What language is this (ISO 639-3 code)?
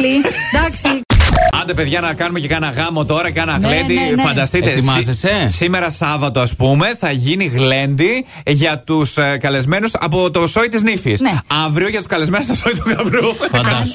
ell